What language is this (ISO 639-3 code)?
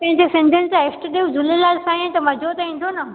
snd